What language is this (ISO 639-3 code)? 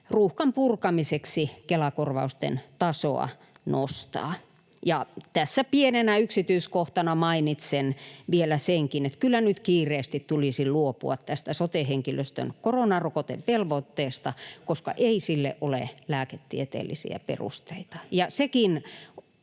fin